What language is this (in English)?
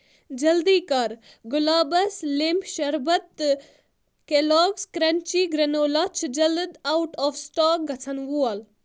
Kashmiri